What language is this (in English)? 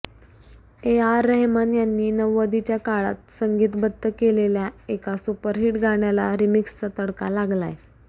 Marathi